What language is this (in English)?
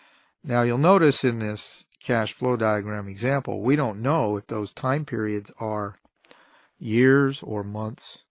English